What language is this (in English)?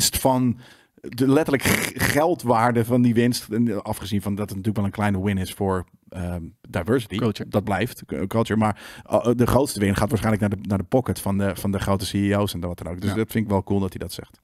Dutch